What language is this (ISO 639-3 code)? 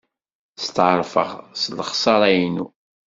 kab